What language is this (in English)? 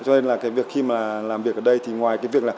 Vietnamese